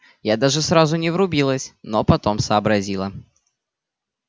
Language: Russian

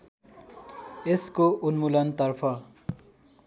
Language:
Nepali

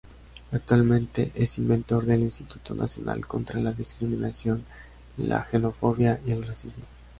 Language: Spanish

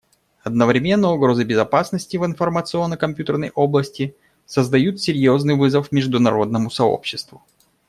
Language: Russian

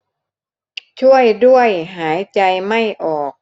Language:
Thai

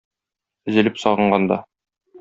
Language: Tatar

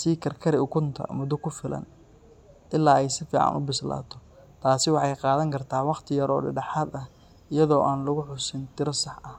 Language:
Somali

